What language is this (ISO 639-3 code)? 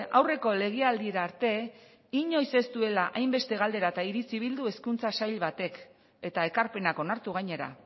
eus